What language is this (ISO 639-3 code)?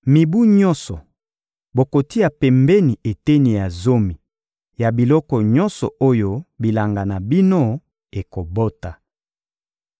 lin